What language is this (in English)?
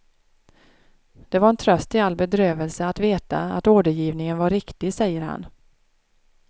Swedish